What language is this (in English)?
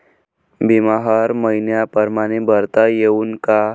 Marathi